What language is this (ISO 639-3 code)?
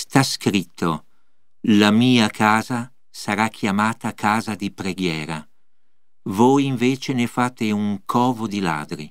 ita